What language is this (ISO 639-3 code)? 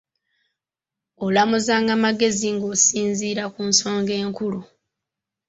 lug